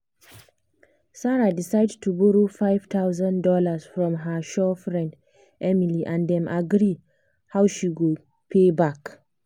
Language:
Nigerian Pidgin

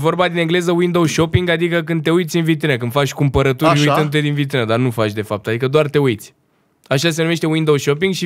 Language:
Romanian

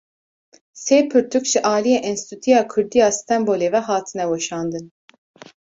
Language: Kurdish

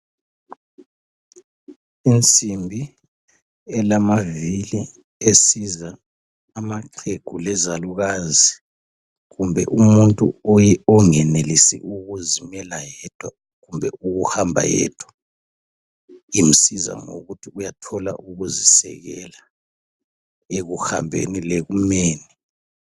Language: North Ndebele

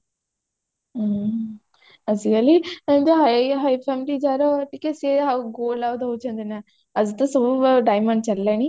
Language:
Odia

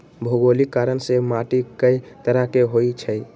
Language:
Magahi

